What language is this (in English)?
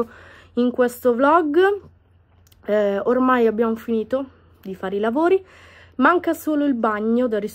Italian